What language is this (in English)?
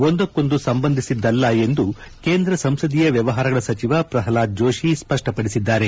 Kannada